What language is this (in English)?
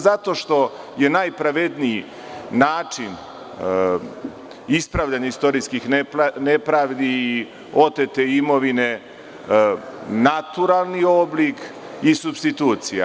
Serbian